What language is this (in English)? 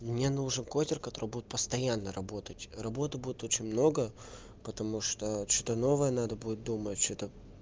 Russian